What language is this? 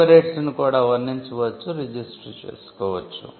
Telugu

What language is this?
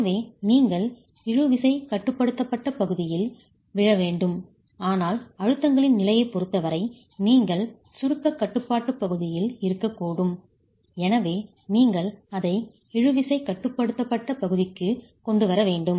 Tamil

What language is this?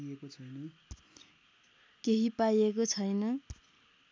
Nepali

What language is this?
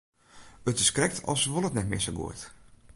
Western Frisian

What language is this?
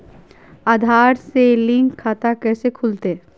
Magahi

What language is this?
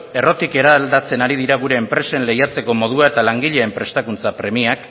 Basque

